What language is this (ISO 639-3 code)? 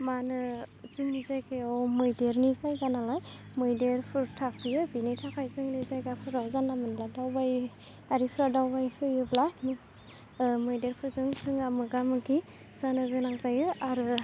brx